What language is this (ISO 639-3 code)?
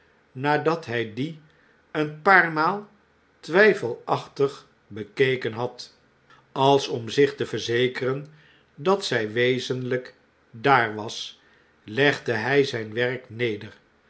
nld